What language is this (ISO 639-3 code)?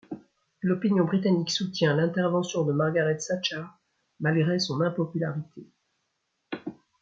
fra